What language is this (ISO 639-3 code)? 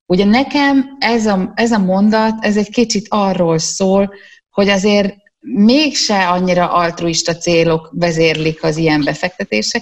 hun